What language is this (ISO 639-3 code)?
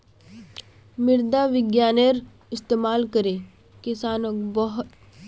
mag